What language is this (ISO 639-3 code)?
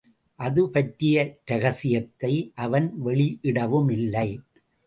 tam